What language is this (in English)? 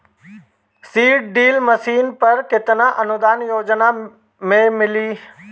Bhojpuri